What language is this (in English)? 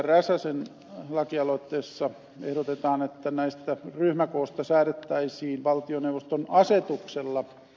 Finnish